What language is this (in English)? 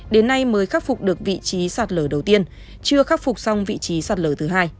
Vietnamese